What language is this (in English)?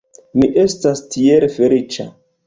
Esperanto